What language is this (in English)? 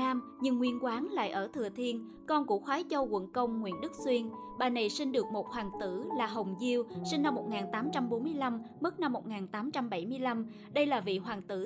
Vietnamese